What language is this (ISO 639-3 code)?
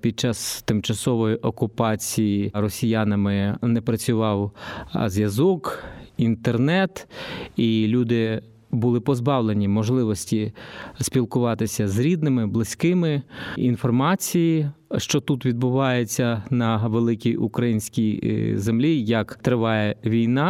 ukr